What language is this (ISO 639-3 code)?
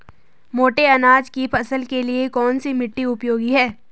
hin